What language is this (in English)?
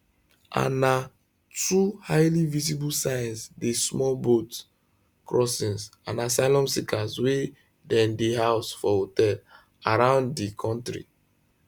Nigerian Pidgin